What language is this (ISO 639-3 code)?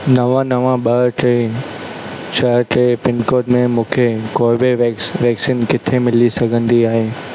snd